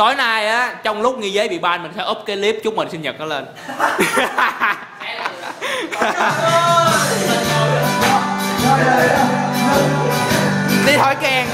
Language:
Vietnamese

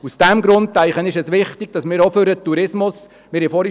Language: Swiss German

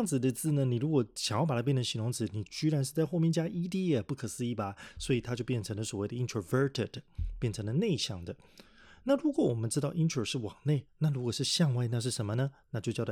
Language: Chinese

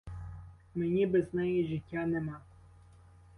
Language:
Ukrainian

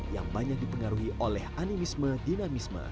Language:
Indonesian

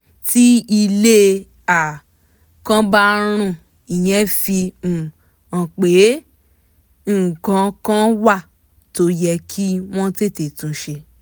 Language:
Yoruba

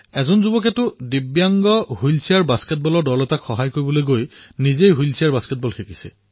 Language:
Assamese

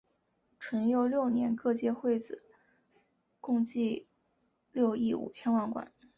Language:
Chinese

